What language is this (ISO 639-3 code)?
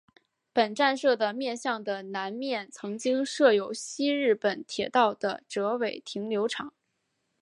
zho